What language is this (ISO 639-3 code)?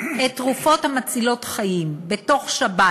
heb